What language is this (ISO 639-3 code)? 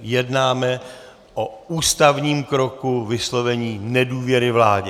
ces